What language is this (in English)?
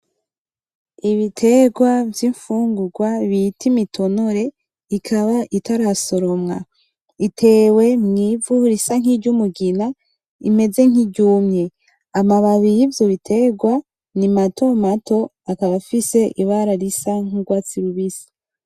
Rundi